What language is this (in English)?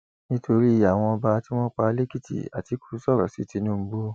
Yoruba